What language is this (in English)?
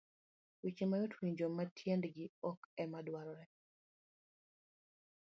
Luo (Kenya and Tanzania)